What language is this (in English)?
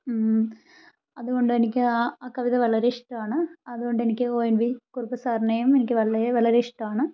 Malayalam